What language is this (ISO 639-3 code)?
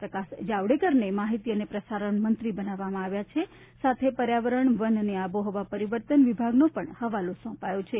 guj